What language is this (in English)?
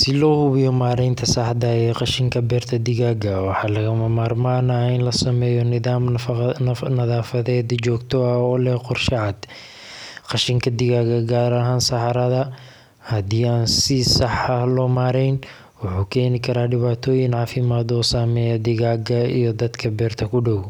Somali